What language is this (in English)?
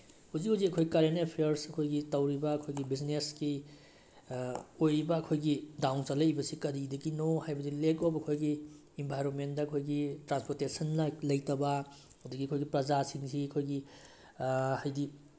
Manipuri